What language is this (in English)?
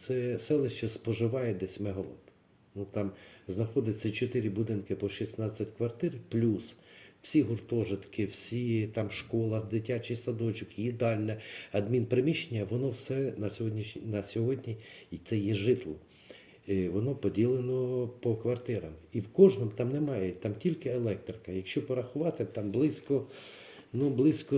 Ukrainian